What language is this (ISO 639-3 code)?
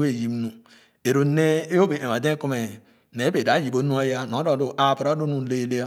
ogo